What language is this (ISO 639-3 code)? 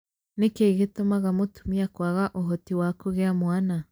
kik